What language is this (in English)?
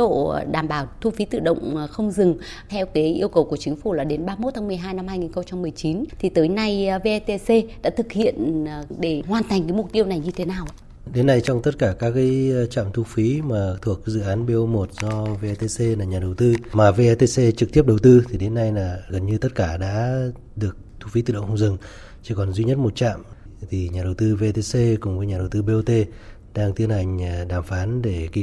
Vietnamese